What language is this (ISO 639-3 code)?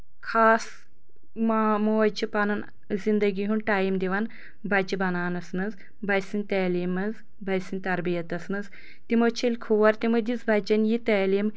kas